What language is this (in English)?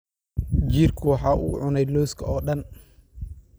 Somali